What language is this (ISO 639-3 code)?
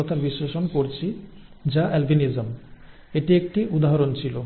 ben